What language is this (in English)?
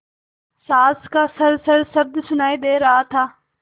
Hindi